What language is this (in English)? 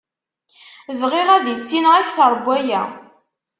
Kabyle